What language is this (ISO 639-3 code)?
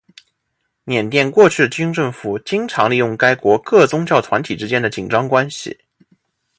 zho